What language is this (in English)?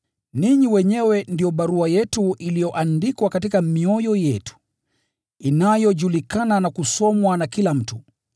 Swahili